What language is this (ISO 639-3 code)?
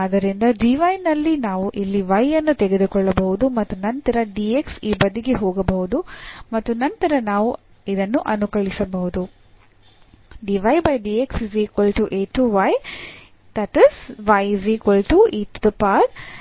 kan